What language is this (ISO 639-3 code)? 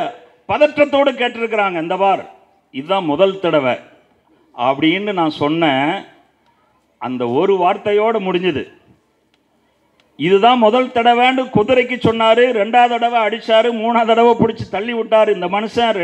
tam